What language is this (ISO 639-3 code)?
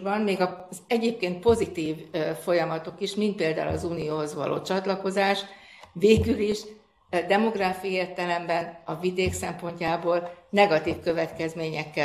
hun